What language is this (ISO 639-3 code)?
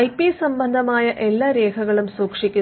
mal